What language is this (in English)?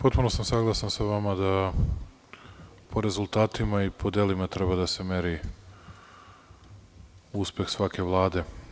Serbian